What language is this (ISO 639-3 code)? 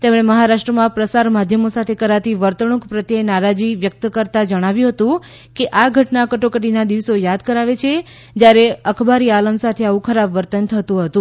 guj